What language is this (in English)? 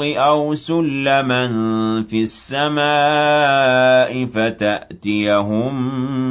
Arabic